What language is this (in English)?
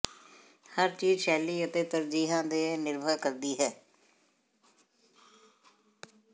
Punjabi